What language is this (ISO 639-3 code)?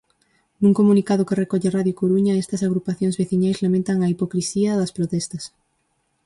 glg